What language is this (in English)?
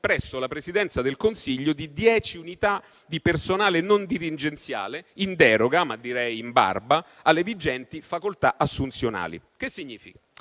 Italian